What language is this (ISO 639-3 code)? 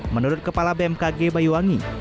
ind